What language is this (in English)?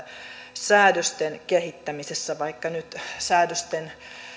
Finnish